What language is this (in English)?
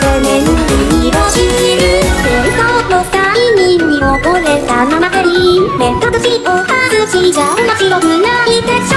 Thai